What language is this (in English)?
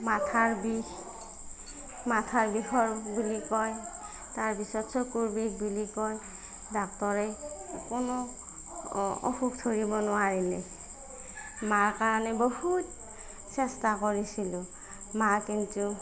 Assamese